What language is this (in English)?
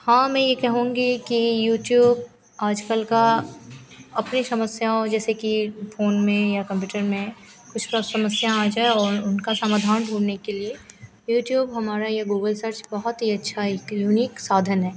Hindi